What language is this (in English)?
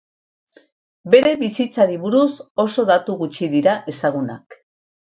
Basque